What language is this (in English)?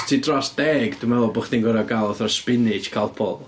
Welsh